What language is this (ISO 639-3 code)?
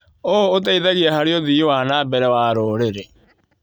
kik